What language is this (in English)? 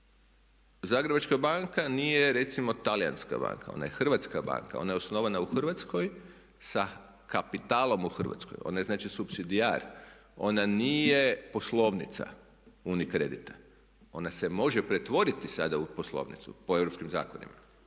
Croatian